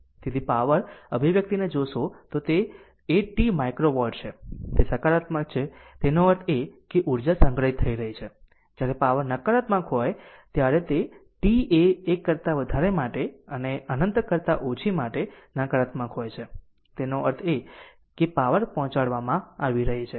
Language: Gujarati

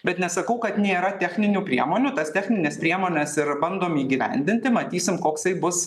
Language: Lithuanian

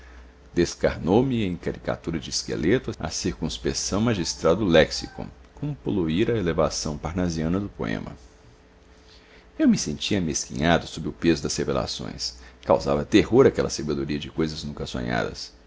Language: Portuguese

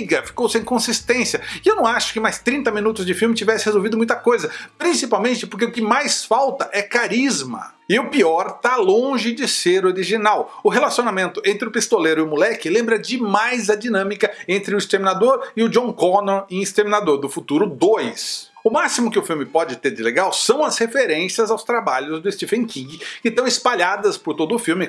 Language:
Portuguese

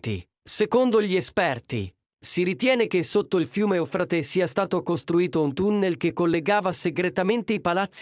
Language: Italian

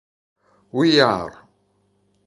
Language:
Italian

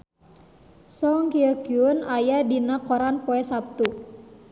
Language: Sundanese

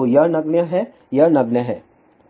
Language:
Hindi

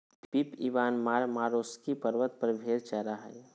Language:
Magahi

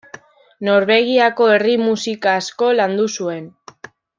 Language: Basque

